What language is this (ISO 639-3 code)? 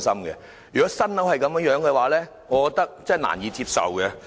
yue